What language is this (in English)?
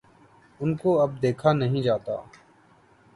Urdu